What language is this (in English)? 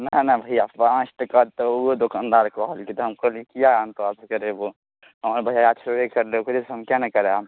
Maithili